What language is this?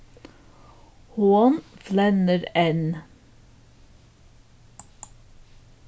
Faroese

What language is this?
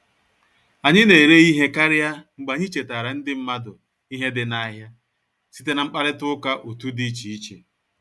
Igbo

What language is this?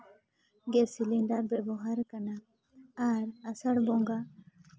Santali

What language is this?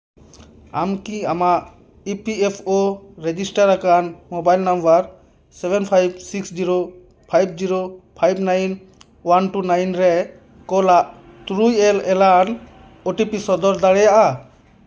Santali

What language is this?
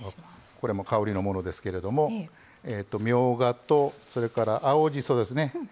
Japanese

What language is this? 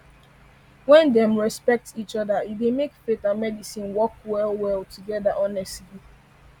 Nigerian Pidgin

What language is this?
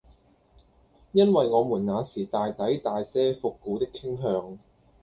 Cantonese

